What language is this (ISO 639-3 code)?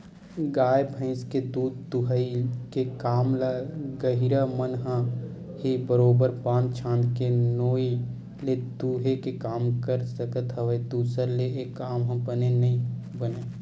hne